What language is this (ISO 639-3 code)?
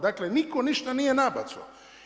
hrv